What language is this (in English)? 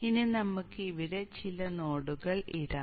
Malayalam